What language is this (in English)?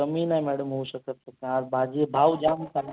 Marathi